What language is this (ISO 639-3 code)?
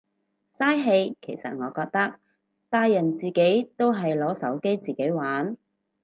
yue